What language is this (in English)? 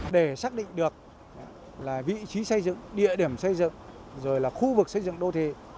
Vietnamese